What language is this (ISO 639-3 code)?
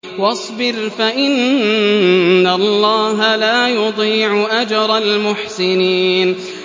ara